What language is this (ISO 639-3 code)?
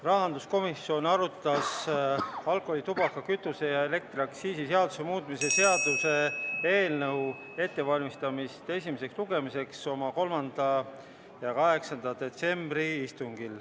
est